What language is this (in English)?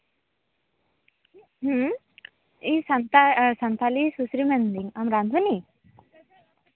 Santali